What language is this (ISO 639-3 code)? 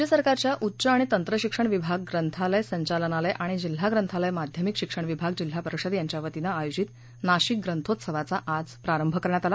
mar